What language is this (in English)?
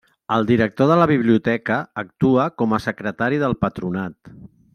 Catalan